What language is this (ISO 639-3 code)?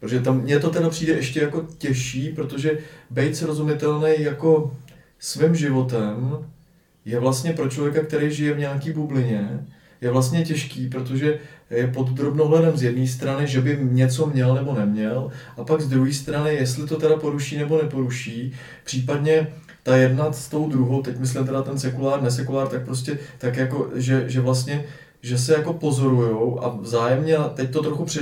ces